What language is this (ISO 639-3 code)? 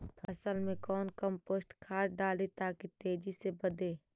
mag